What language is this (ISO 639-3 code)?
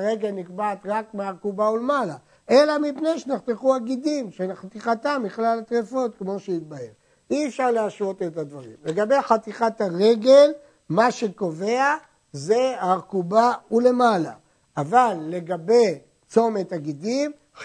heb